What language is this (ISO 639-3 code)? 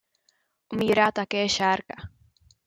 ces